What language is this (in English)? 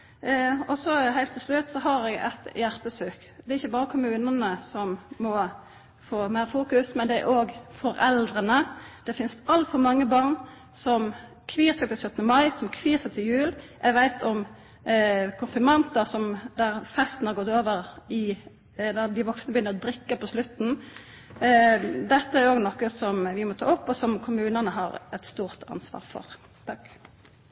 Norwegian Nynorsk